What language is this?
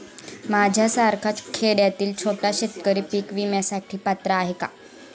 Marathi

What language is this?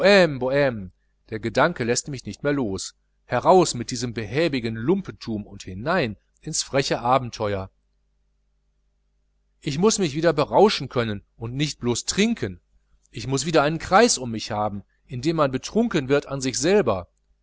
German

